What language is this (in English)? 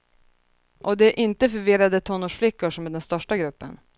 Swedish